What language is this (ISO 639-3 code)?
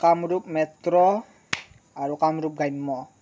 asm